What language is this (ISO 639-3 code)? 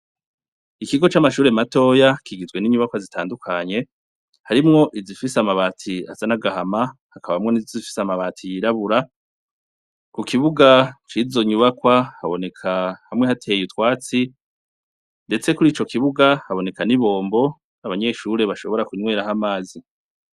run